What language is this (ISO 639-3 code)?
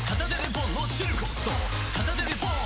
jpn